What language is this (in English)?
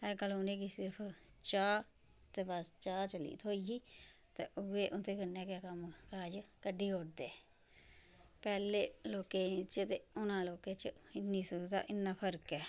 Dogri